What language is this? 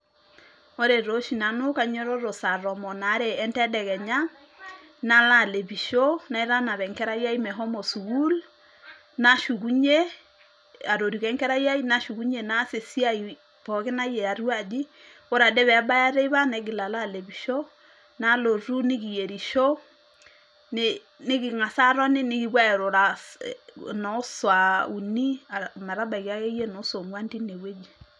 Masai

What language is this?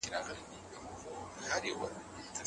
Pashto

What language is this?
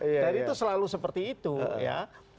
Indonesian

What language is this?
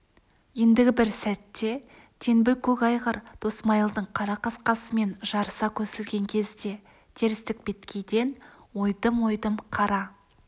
Kazakh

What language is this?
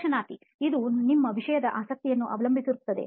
Kannada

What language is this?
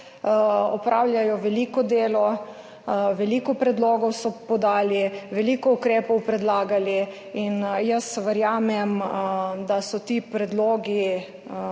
Slovenian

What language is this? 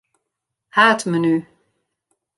Western Frisian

